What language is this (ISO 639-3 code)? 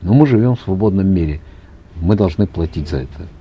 kaz